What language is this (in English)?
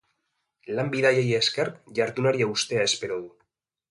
Basque